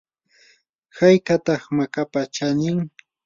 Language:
Yanahuanca Pasco Quechua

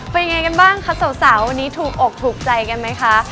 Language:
Thai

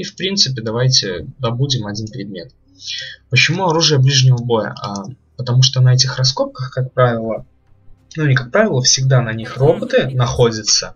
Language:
Russian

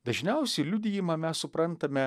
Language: Lithuanian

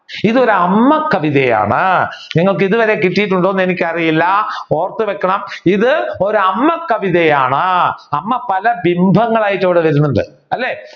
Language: Malayalam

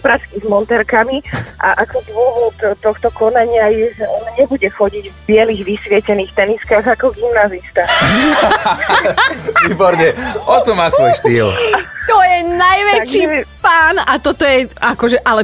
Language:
Slovak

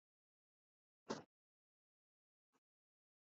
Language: Persian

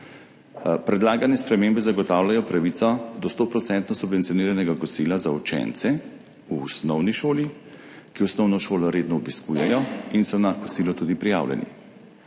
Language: Slovenian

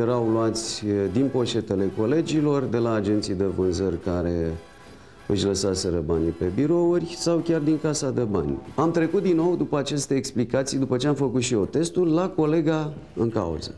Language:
Romanian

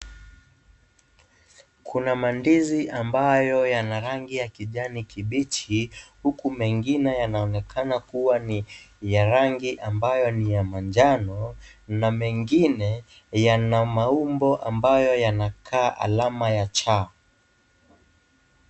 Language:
Swahili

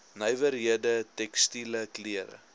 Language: Afrikaans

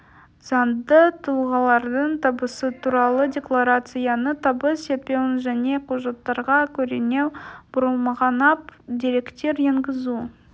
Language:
Kazakh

